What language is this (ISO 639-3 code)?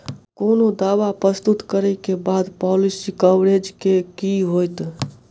mai